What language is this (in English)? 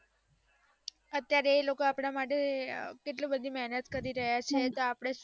Gujarati